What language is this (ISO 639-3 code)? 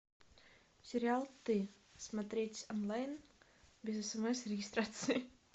rus